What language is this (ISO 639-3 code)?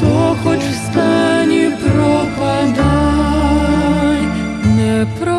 ukr